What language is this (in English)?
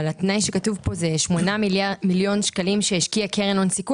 Hebrew